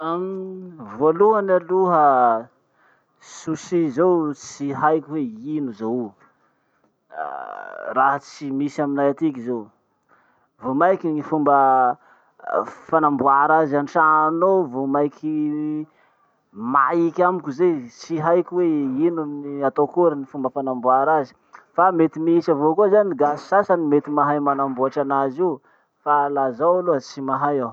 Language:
Masikoro Malagasy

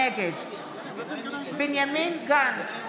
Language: Hebrew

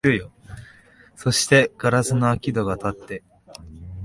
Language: Japanese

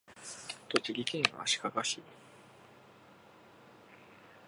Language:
Japanese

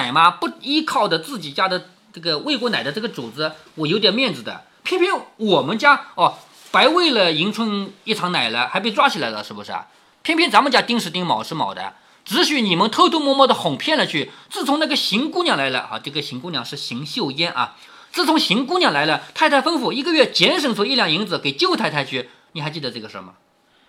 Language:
Chinese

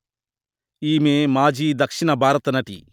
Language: Telugu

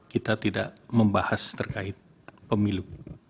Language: Indonesian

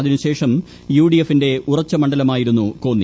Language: Malayalam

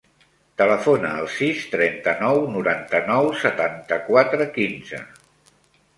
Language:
Catalan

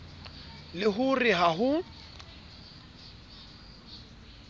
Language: Southern Sotho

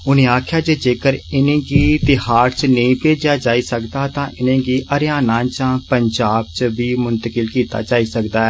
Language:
Dogri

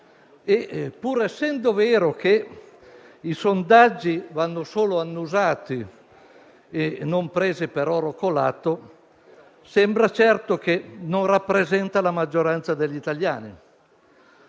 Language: Italian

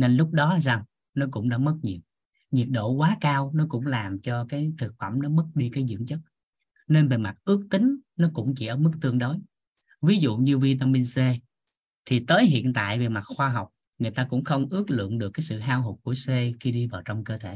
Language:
Vietnamese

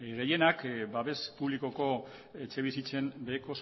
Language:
Basque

